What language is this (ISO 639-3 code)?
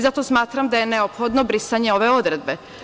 srp